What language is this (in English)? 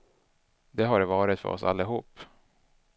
Swedish